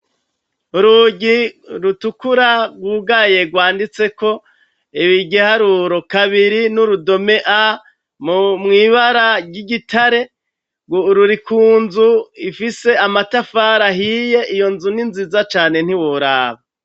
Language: Rundi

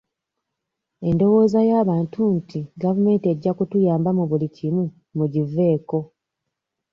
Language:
Ganda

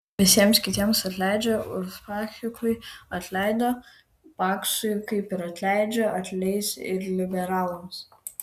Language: Lithuanian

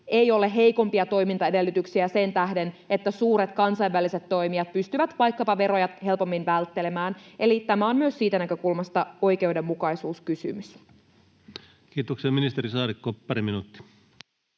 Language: Finnish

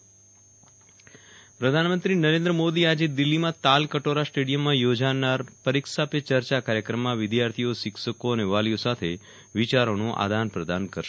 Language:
Gujarati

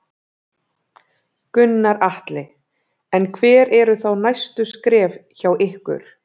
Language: Icelandic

